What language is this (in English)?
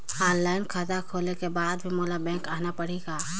Chhattisgarhi